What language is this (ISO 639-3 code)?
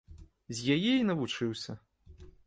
bel